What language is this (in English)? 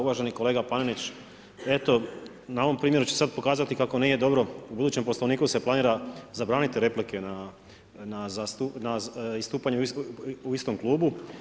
Croatian